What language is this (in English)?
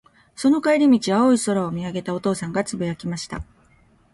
Japanese